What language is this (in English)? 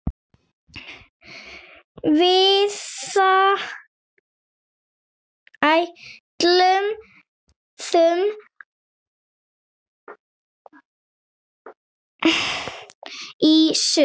Icelandic